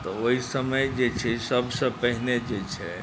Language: Maithili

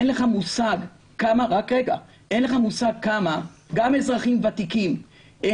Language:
Hebrew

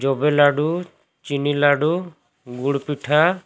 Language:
Santali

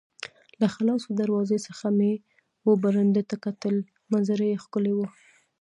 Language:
Pashto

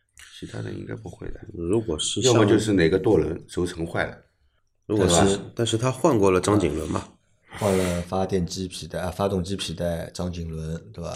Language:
Chinese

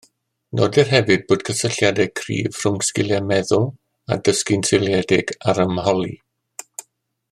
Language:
Welsh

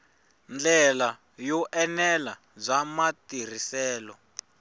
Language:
Tsonga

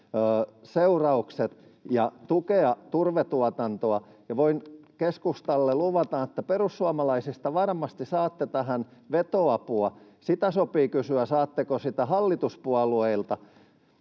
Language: Finnish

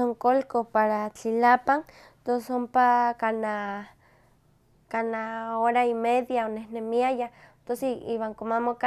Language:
Huaxcaleca Nahuatl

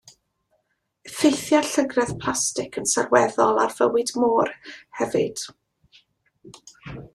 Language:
Welsh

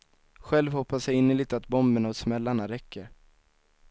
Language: Swedish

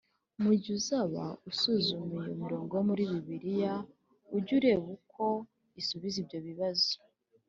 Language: Kinyarwanda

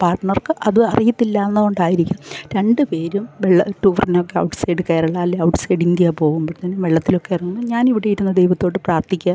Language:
Malayalam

